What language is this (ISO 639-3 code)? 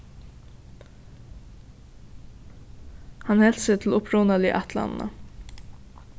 fao